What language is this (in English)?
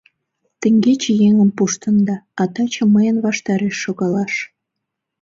Mari